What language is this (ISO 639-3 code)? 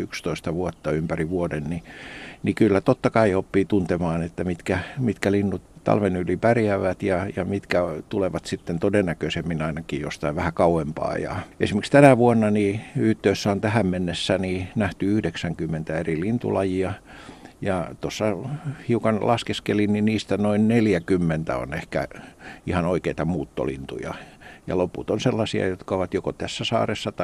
fin